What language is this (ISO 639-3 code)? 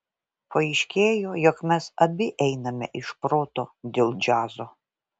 lit